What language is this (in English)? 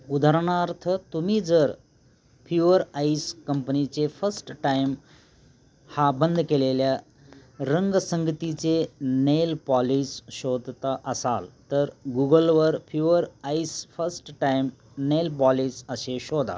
Marathi